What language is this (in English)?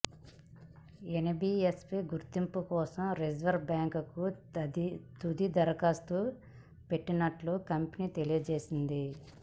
Telugu